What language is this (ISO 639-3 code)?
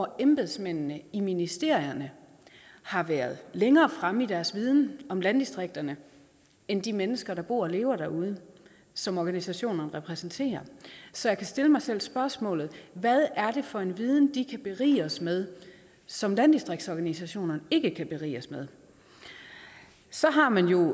dan